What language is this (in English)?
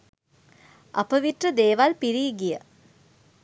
Sinhala